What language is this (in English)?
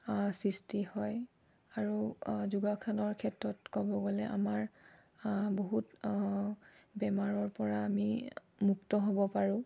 Assamese